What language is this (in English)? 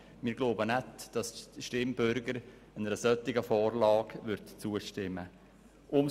Swiss German